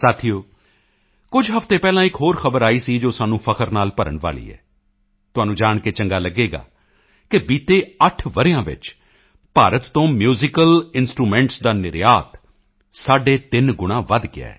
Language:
Punjabi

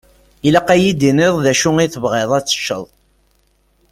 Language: Kabyle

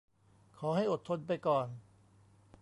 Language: Thai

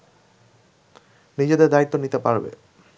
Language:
Bangla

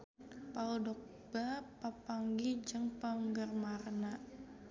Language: Sundanese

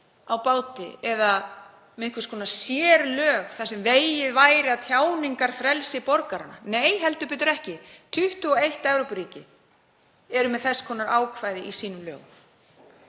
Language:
Icelandic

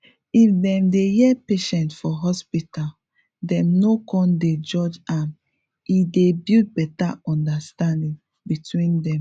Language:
Nigerian Pidgin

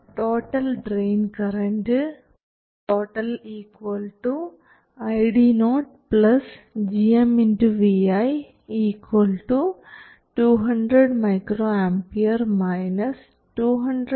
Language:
Malayalam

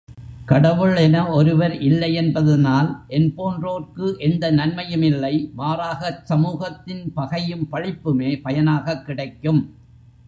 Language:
Tamil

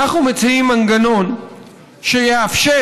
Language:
Hebrew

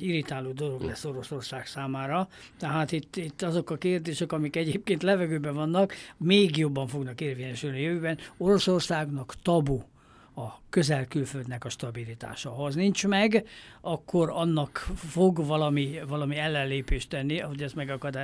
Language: Hungarian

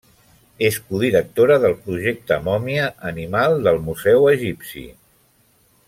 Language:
Catalan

